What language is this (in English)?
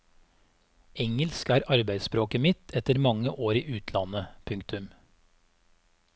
Norwegian